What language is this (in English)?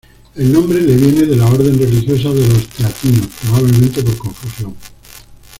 Spanish